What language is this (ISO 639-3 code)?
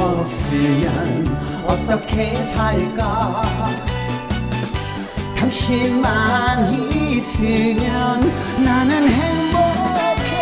kor